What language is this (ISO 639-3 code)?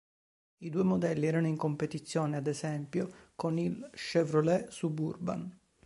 ita